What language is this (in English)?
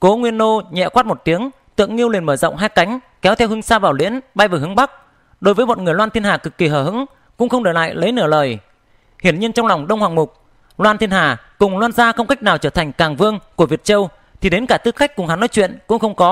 Vietnamese